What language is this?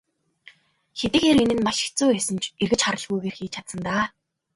Mongolian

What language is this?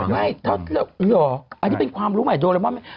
Thai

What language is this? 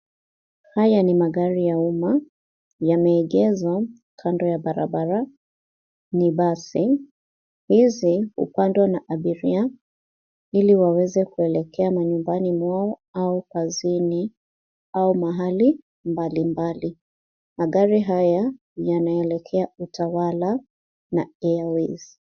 Swahili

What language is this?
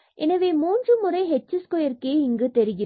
Tamil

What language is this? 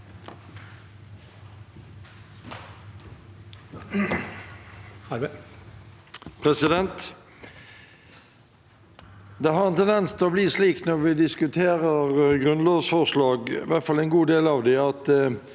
Norwegian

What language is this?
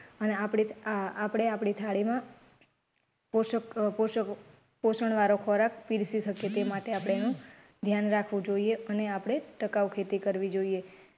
Gujarati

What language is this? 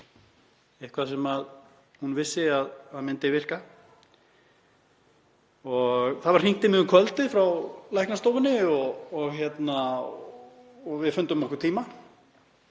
Icelandic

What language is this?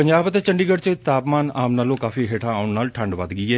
Punjabi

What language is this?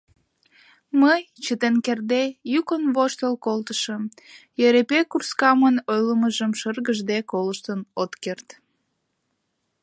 Mari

